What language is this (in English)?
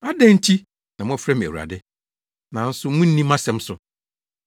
Akan